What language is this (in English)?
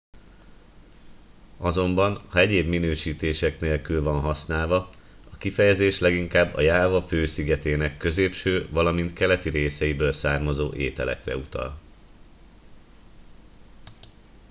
Hungarian